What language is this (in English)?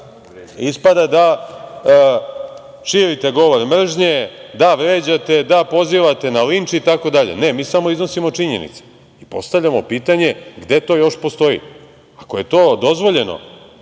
Serbian